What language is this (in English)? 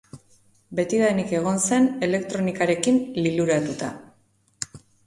Basque